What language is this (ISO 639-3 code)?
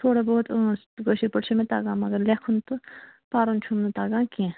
kas